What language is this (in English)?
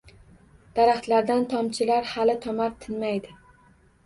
Uzbek